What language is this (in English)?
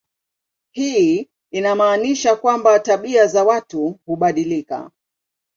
Swahili